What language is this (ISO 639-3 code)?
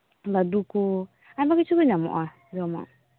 sat